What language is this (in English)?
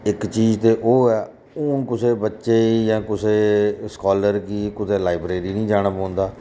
Dogri